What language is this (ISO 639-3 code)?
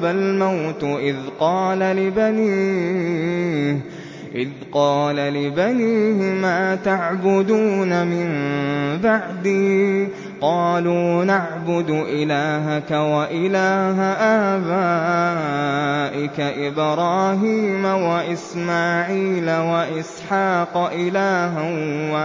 ara